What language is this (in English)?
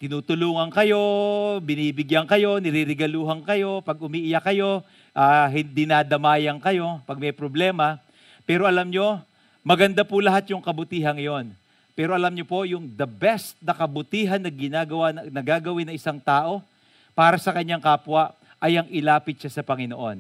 Filipino